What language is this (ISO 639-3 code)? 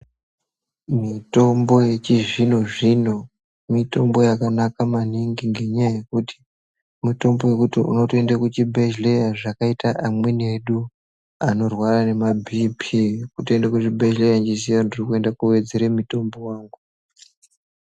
ndc